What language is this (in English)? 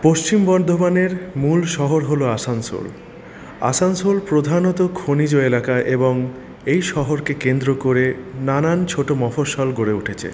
Bangla